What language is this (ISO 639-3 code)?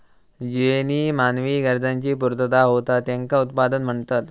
mar